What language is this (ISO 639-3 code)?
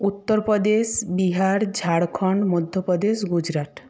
ben